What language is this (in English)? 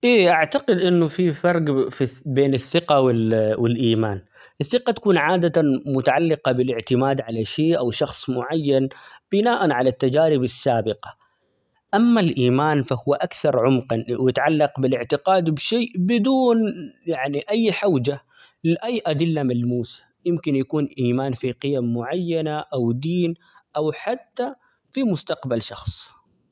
Omani Arabic